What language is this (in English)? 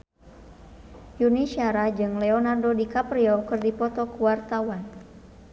Sundanese